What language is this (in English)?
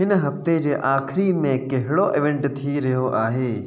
Sindhi